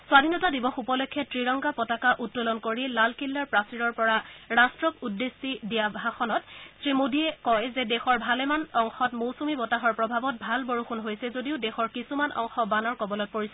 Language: Assamese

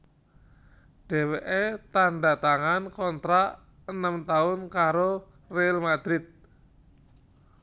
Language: Javanese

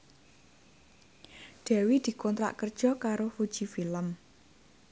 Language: Javanese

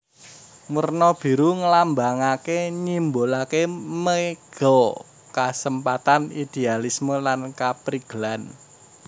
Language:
Javanese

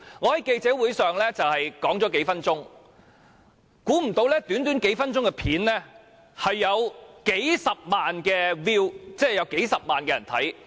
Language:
Cantonese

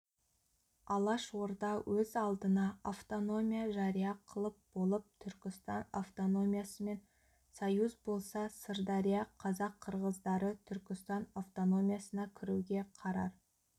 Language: Kazakh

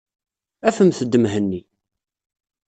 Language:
Kabyle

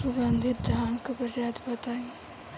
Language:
Bhojpuri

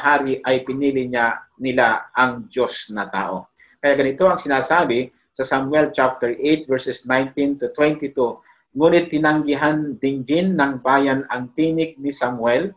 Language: Filipino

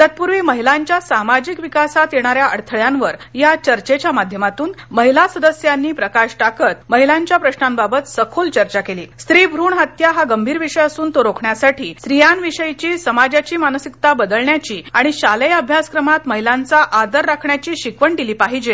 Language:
Marathi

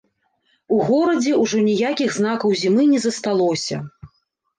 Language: Belarusian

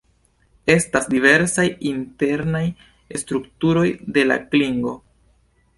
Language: Esperanto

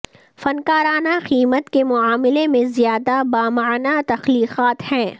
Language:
Urdu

